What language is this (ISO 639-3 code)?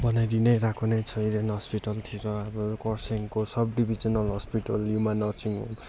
nep